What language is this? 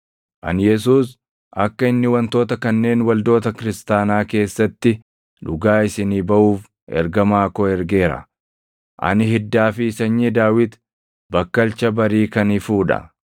Oromo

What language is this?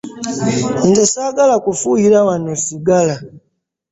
Ganda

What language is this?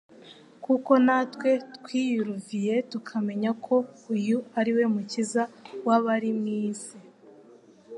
Kinyarwanda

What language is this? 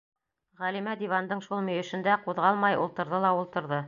Bashkir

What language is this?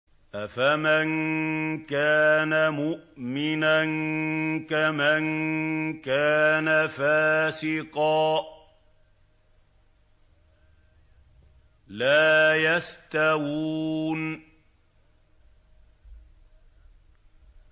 Arabic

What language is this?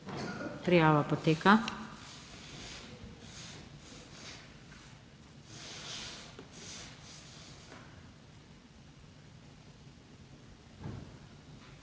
Slovenian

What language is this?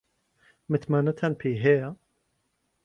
Central Kurdish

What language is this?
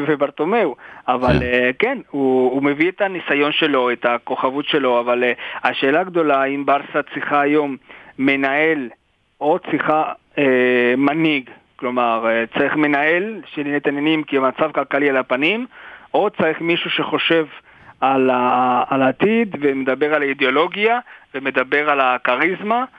Hebrew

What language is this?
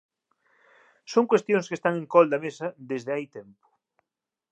Galician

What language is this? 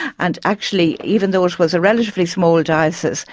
English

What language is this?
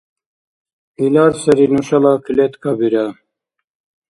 Dargwa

